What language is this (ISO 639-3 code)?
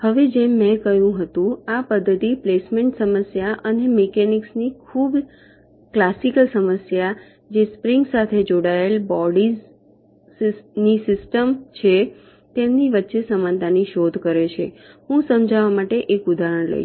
guj